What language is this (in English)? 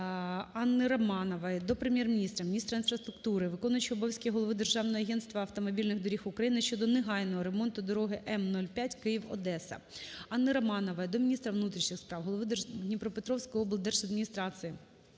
Ukrainian